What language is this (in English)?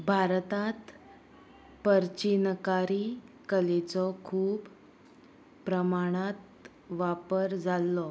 Konkani